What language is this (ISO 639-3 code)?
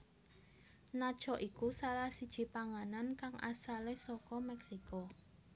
jav